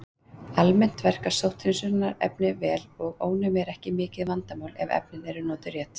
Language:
Icelandic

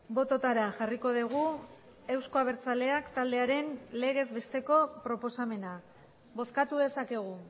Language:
Basque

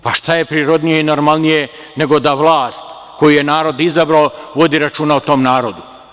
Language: Serbian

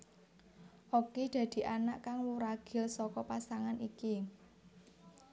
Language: Javanese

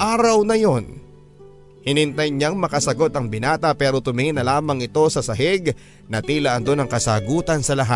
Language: Filipino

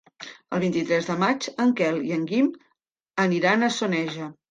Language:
Catalan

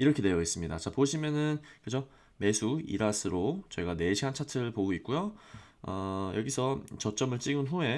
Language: Korean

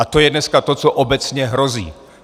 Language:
Czech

